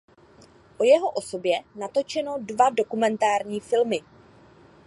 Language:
Czech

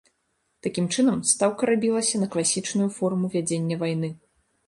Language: Belarusian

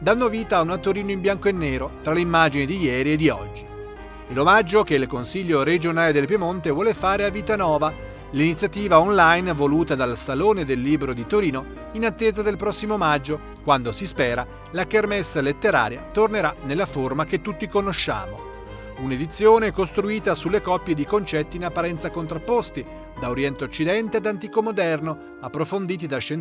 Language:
Italian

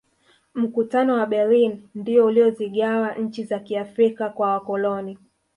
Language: Swahili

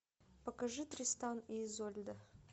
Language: Russian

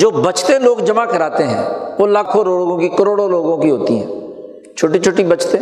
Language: Urdu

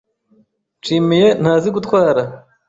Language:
Kinyarwanda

